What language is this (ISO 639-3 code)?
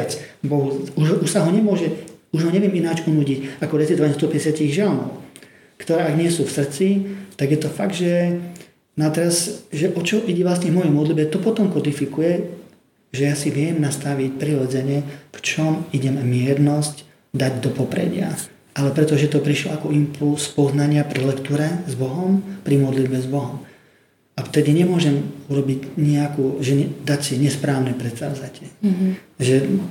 slk